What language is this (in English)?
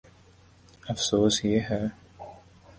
Urdu